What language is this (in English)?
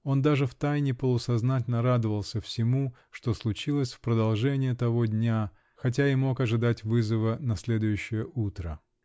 Russian